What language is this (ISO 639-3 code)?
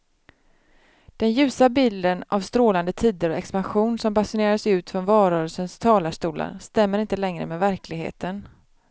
swe